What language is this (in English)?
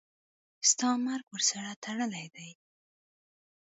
Pashto